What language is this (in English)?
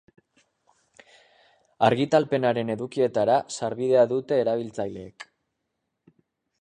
Basque